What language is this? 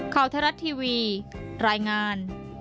Thai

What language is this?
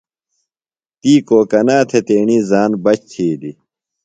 Phalura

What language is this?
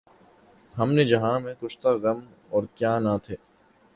Urdu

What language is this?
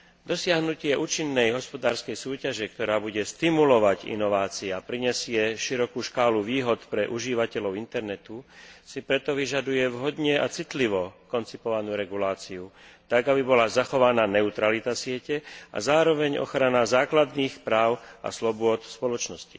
Slovak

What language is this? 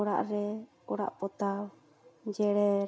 Santali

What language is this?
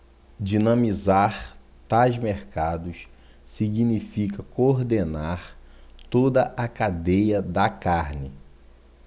Portuguese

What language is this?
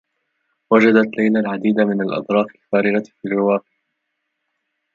Arabic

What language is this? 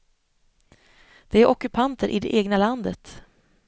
Swedish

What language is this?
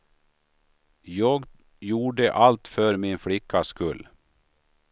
Swedish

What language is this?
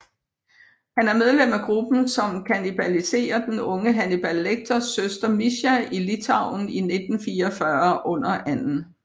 Danish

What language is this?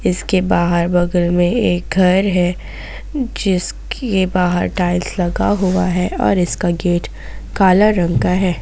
Hindi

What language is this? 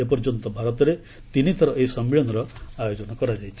Odia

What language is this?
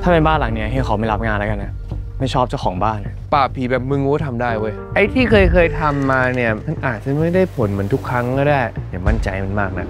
Thai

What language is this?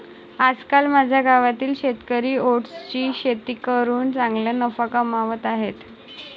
Marathi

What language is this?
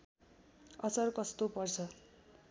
Nepali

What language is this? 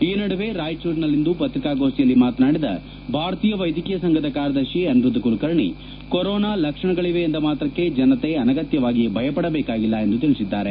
Kannada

